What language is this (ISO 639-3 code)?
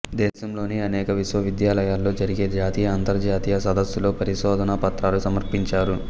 tel